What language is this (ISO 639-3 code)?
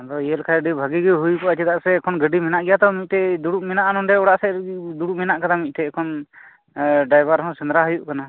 sat